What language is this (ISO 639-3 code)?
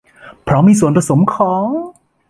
tha